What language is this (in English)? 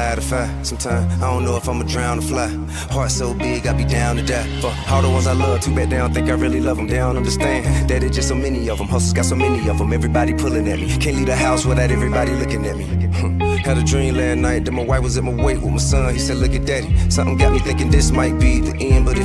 English